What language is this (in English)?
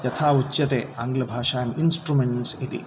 Sanskrit